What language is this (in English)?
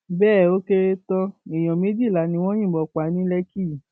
Yoruba